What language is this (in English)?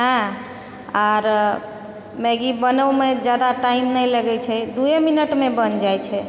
Maithili